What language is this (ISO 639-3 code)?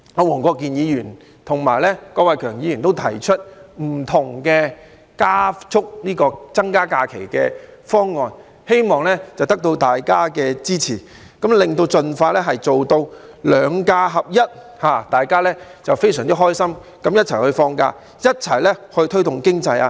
yue